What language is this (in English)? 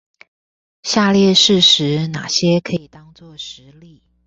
Chinese